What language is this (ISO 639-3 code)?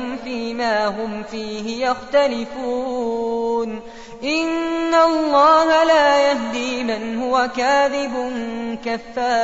ara